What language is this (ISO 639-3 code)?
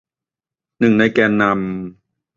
tha